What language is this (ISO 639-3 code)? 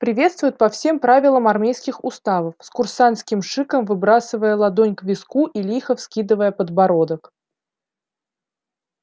rus